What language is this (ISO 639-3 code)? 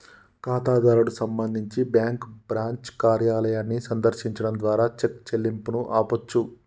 tel